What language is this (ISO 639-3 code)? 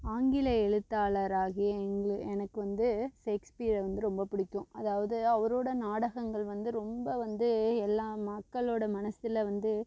tam